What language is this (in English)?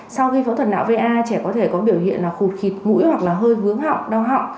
Vietnamese